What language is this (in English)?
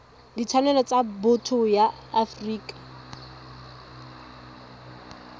Tswana